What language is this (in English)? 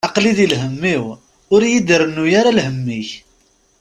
Kabyle